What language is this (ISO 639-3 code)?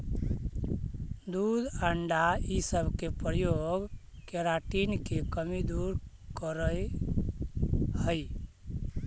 mag